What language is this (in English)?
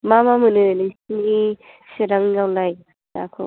Bodo